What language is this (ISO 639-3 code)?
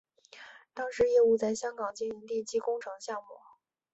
zho